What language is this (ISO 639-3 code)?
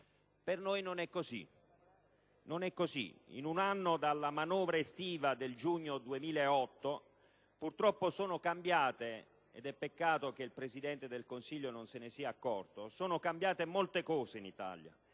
ita